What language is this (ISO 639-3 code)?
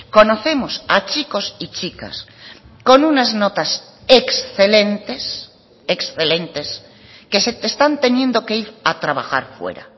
spa